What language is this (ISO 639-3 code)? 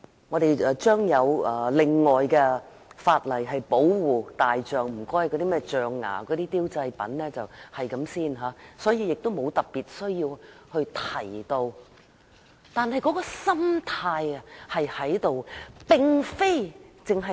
yue